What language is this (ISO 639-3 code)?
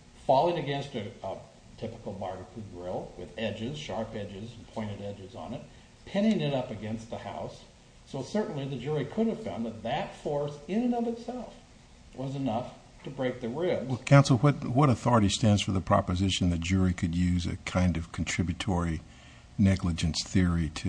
eng